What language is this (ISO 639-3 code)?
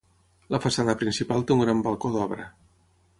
cat